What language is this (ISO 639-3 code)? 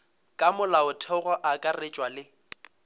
nso